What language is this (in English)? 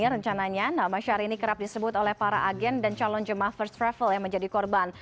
Indonesian